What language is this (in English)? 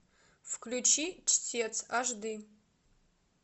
Russian